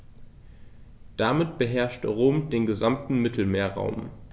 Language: German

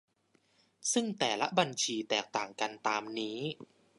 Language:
Thai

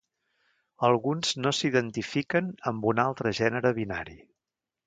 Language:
Catalan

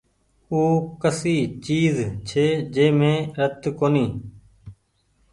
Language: Goaria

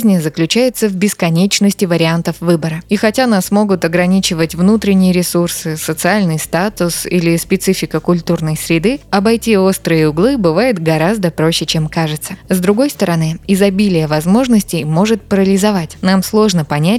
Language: Russian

